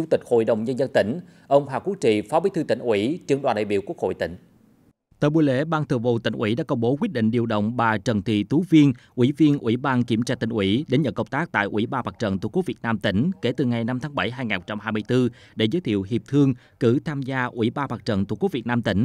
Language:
Vietnamese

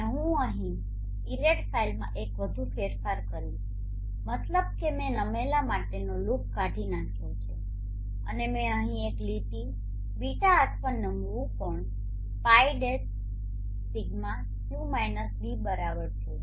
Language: Gujarati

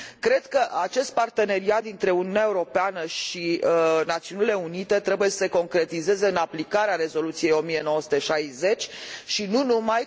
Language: Romanian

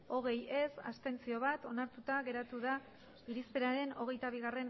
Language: Basque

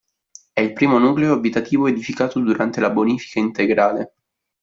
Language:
Italian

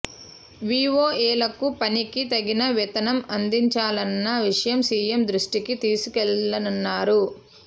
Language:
Telugu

